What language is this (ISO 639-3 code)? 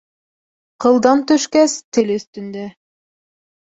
bak